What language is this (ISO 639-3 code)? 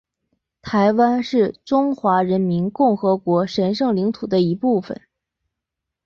zho